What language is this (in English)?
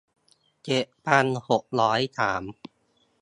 Thai